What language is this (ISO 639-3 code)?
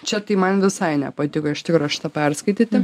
lit